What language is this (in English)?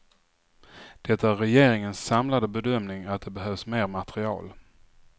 Swedish